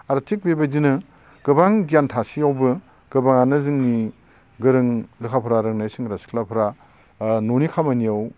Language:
Bodo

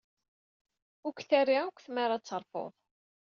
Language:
Kabyle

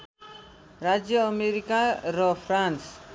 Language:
Nepali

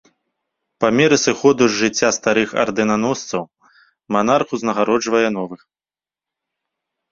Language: Belarusian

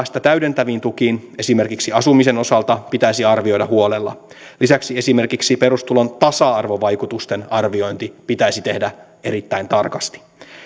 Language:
Finnish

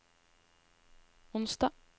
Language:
Norwegian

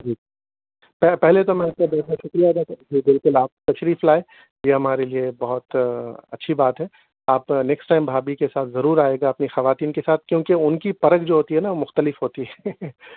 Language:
Urdu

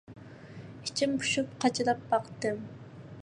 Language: Uyghur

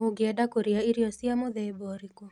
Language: Kikuyu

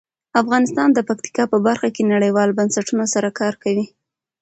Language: Pashto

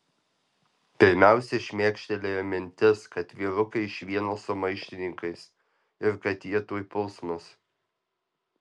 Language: Lithuanian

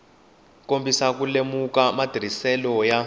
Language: Tsonga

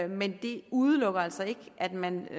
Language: Danish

